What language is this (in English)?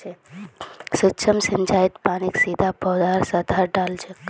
Magahi